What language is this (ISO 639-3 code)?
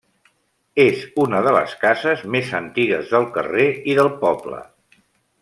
cat